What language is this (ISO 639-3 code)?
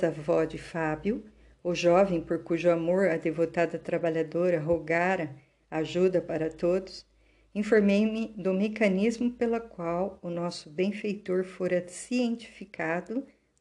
por